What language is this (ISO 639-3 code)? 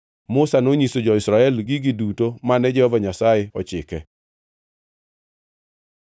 luo